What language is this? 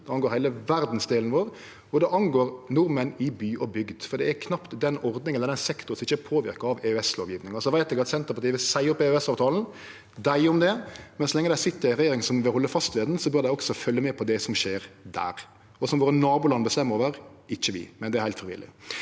Norwegian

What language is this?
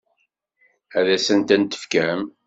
Kabyle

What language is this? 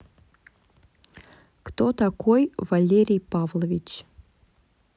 Russian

